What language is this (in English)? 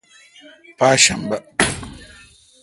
Kalkoti